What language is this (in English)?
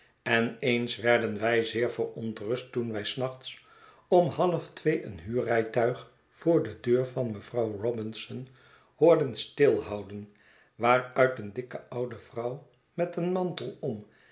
Dutch